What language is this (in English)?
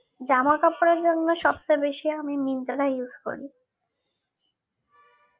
Bangla